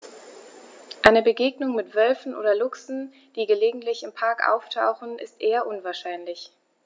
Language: German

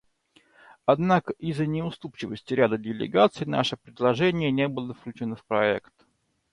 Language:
Russian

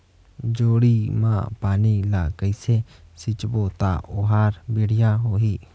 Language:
Chhattisgarhi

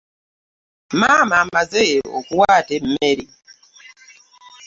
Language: Ganda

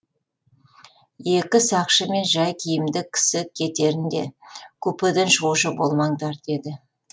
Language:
Kazakh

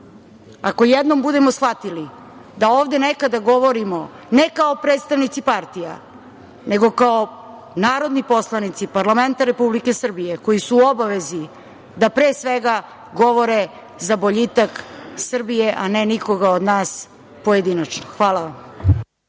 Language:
Serbian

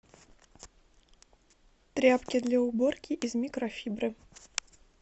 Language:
Russian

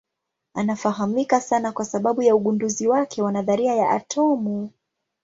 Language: Swahili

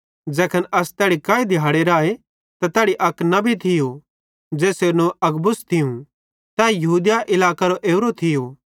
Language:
Bhadrawahi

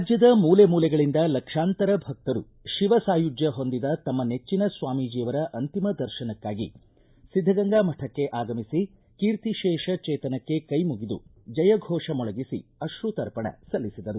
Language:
Kannada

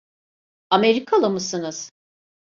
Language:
Turkish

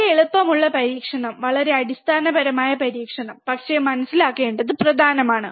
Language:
Malayalam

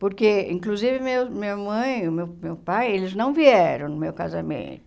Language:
Portuguese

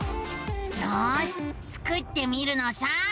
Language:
Japanese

